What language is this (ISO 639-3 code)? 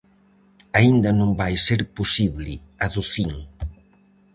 glg